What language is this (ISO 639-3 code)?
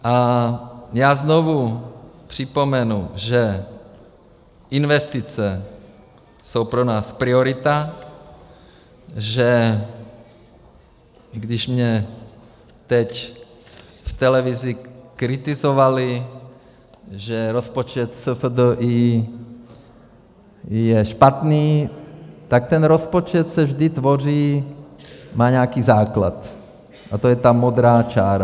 ces